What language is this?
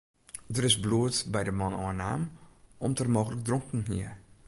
Western Frisian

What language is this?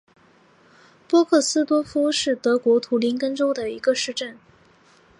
Chinese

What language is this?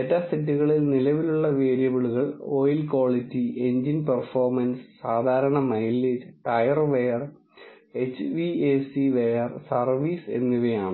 Malayalam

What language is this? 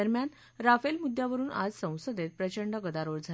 Marathi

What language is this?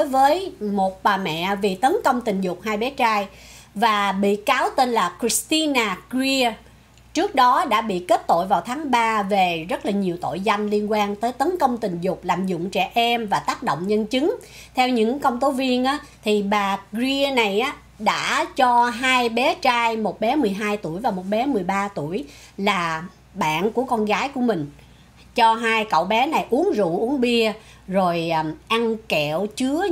Vietnamese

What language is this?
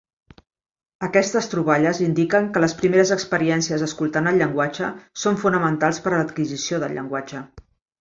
Catalan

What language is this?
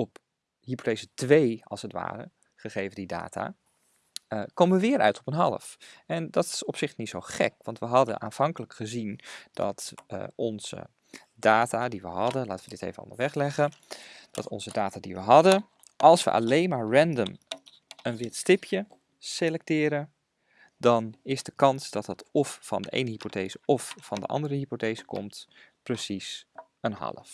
Dutch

